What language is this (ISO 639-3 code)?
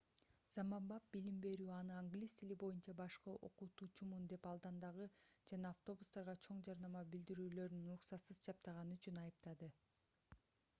kir